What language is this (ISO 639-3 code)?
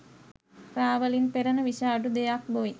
sin